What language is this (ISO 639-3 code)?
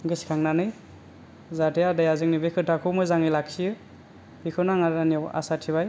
brx